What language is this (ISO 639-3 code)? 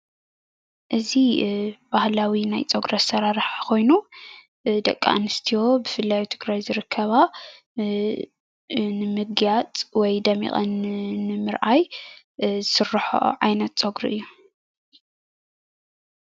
tir